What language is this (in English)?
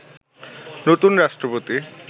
Bangla